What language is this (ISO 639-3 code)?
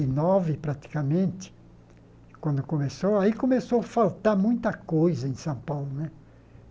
por